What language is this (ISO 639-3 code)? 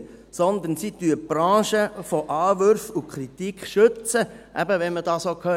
gsw